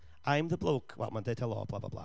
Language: Welsh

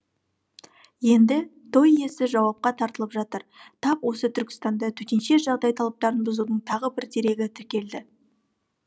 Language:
Kazakh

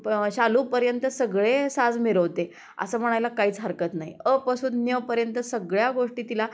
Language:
Marathi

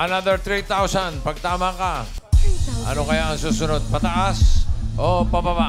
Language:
Filipino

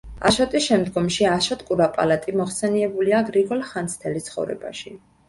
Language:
Georgian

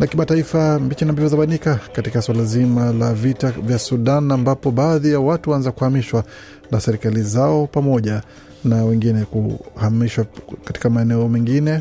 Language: Swahili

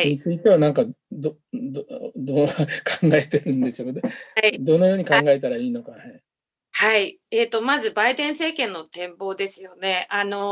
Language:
Japanese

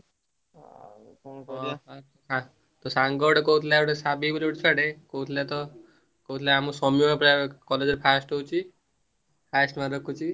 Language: Odia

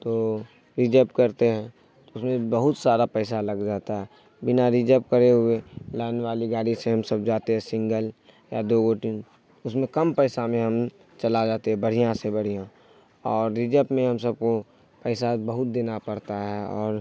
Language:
Urdu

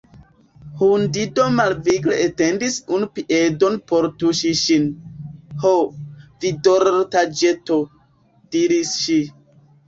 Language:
Esperanto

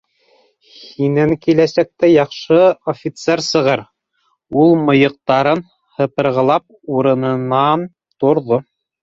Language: Bashkir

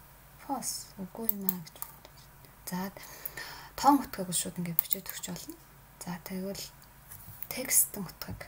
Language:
Polish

